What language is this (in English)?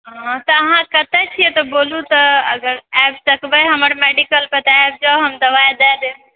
Maithili